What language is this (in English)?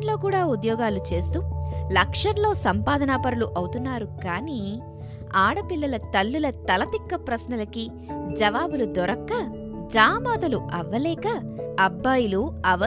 Telugu